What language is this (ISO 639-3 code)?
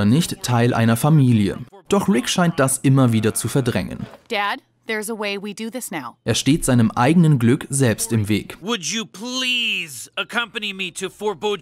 deu